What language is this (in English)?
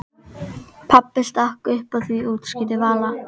Icelandic